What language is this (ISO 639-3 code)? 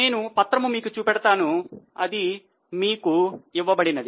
tel